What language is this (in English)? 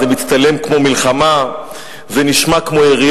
Hebrew